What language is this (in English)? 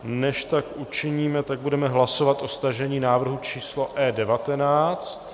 Czech